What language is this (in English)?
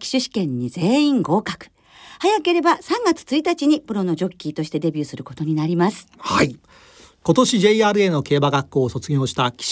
Japanese